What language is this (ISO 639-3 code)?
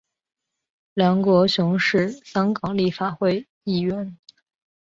zho